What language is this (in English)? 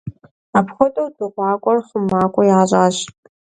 Kabardian